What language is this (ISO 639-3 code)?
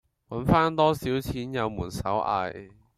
yue